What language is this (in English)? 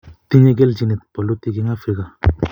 Kalenjin